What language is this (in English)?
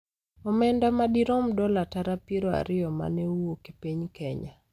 Luo (Kenya and Tanzania)